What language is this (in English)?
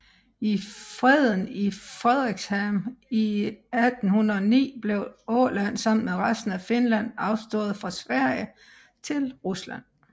Danish